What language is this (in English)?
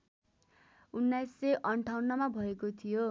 Nepali